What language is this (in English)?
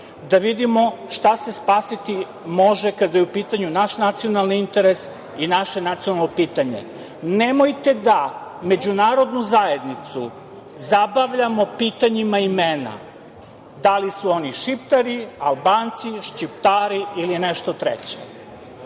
Serbian